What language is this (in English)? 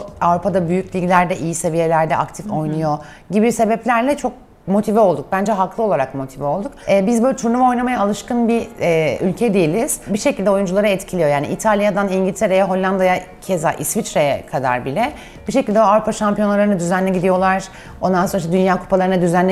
Turkish